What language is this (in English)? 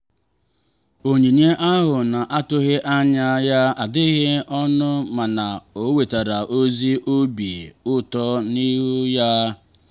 Igbo